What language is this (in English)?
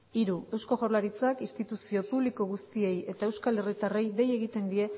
Basque